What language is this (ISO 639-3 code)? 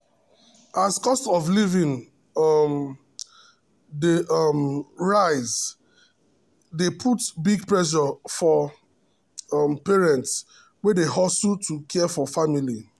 pcm